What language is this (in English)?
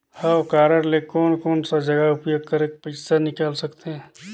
Chhattisgarhi